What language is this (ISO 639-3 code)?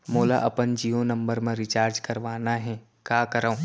hne